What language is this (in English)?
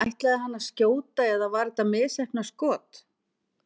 Icelandic